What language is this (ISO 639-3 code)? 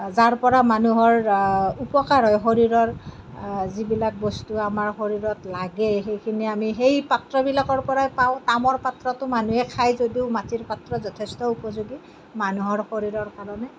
asm